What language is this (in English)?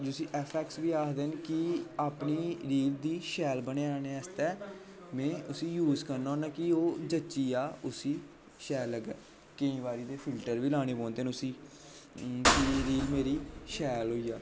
Dogri